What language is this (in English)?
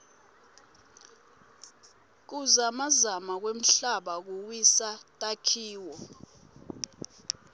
Swati